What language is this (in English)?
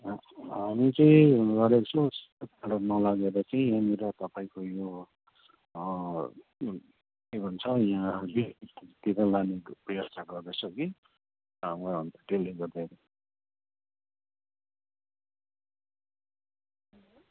Nepali